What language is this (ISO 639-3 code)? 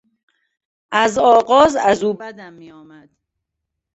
fas